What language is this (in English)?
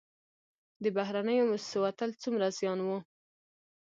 Pashto